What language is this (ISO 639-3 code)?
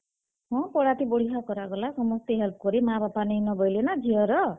ori